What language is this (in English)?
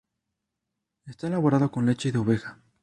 Spanish